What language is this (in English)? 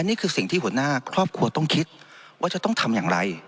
Thai